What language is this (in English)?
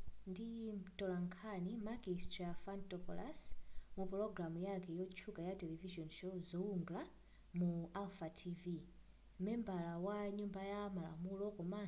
Nyanja